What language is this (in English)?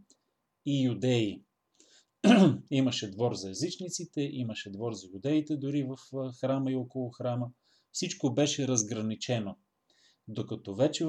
Bulgarian